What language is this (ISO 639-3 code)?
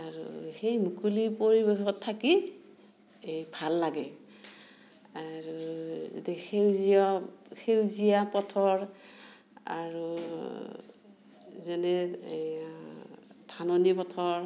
asm